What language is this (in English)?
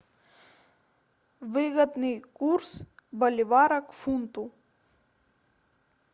Russian